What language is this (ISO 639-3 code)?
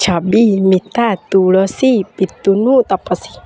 ori